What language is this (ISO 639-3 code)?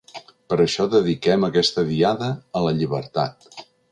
cat